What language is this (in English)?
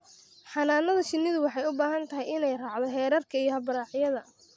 Somali